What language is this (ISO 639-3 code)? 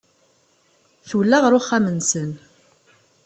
kab